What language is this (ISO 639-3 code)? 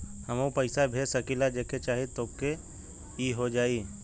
bho